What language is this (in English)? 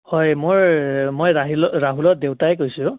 Assamese